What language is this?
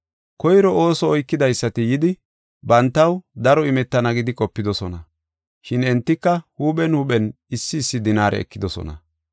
Gofa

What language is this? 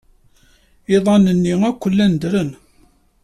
Kabyle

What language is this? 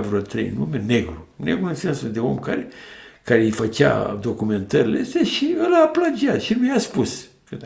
Romanian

